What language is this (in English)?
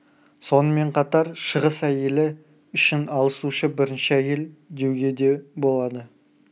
Kazakh